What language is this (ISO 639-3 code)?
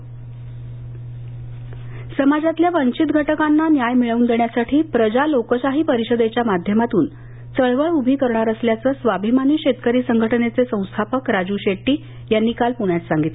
mar